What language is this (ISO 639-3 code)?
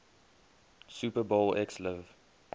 eng